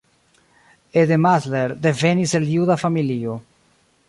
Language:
Esperanto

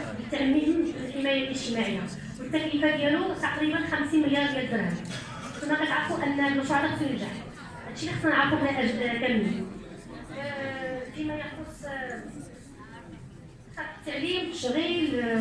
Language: Arabic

